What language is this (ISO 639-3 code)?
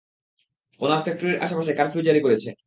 ben